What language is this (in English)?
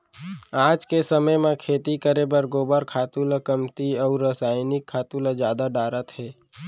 Chhattisgarhi